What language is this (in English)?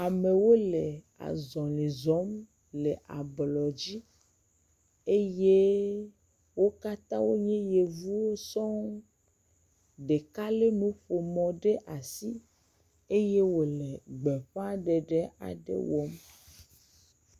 Ewe